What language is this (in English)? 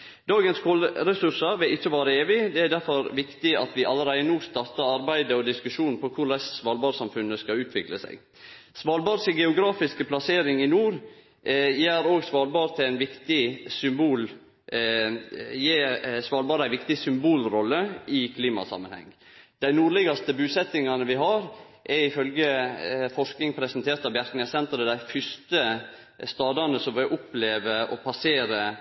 Norwegian Nynorsk